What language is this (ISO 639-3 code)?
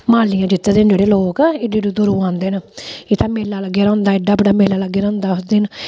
doi